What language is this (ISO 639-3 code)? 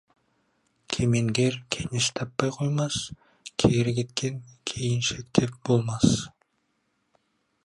kaz